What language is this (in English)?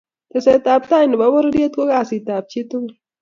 Kalenjin